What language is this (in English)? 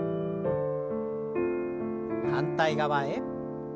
Japanese